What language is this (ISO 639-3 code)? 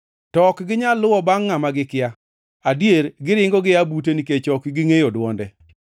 luo